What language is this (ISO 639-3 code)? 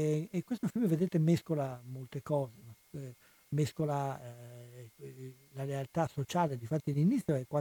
ita